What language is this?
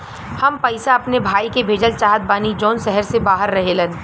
Bhojpuri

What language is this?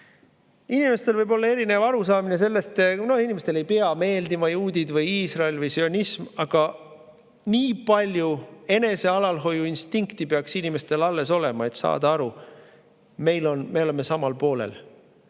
Estonian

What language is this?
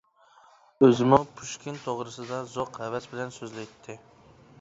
Uyghur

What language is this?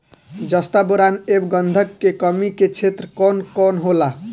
Bhojpuri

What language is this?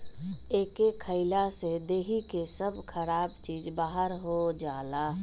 Bhojpuri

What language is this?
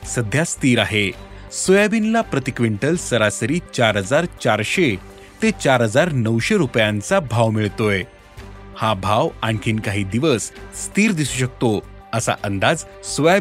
Marathi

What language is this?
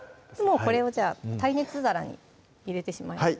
Japanese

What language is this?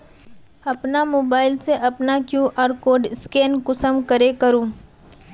Magahi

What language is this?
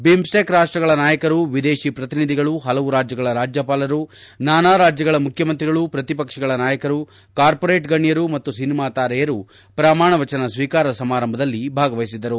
Kannada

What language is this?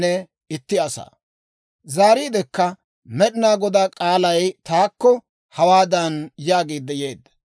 Dawro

